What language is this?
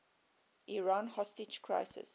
English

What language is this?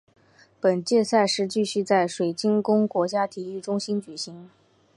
Chinese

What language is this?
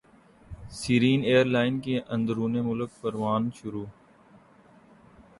Urdu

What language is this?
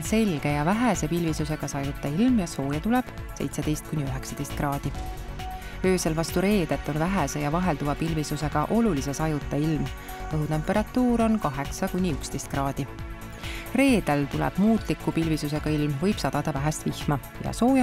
Finnish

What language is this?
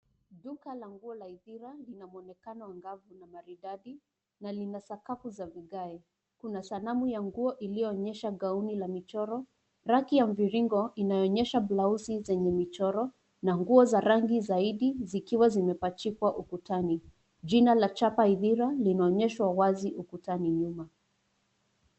Swahili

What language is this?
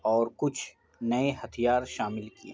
Urdu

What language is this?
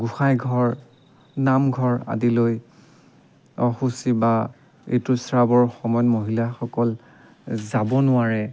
Assamese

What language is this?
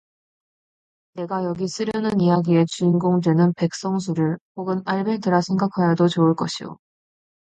Korean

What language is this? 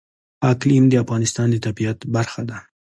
Pashto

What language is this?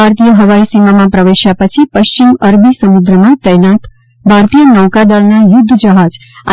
Gujarati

